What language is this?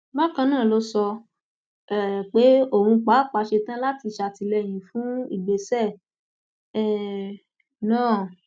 Yoruba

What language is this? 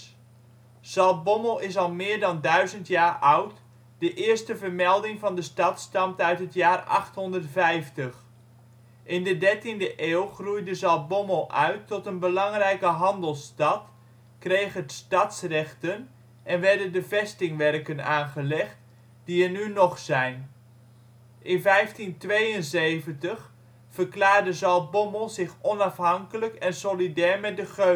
Dutch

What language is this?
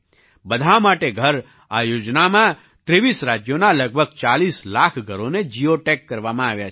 Gujarati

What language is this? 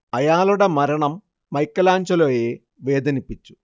Malayalam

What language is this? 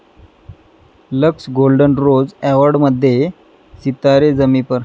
Marathi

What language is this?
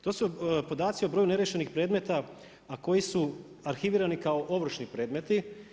Croatian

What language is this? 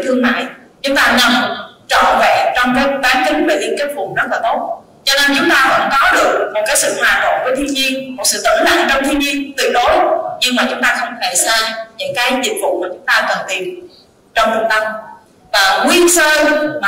Vietnamese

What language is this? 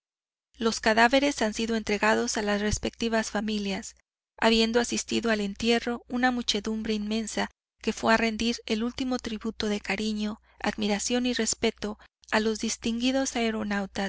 Spanish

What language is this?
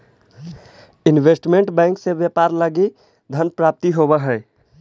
Magahi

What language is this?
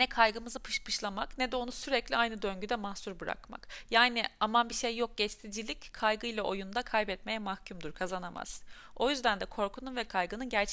Turkish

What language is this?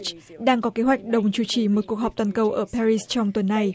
Vietnamese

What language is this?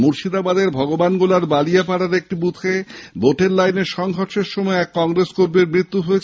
Bangla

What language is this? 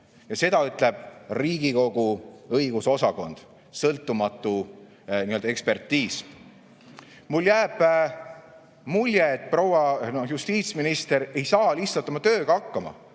Estonian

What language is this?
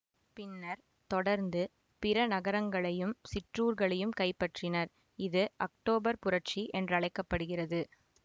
Tamil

